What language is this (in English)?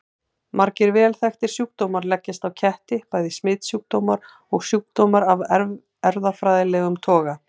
Icelandic